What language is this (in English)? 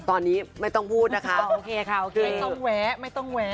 Thai